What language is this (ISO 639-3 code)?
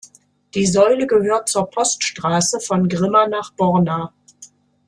deu